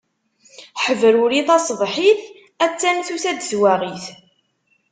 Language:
Kabyle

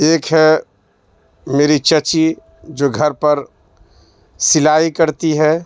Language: Urdu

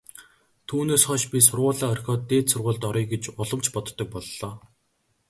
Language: Mongolian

